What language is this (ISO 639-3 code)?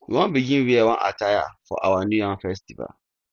pcm